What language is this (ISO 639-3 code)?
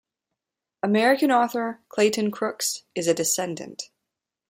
eng